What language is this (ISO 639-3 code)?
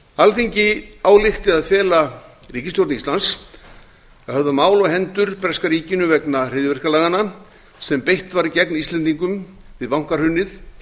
isl